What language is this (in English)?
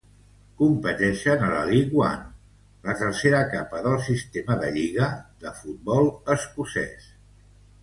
Catalan